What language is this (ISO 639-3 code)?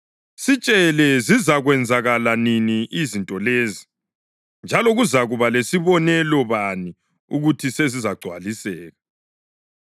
nde